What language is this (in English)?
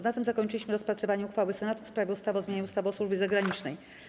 Polish